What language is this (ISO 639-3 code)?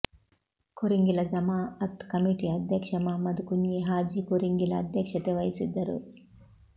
kan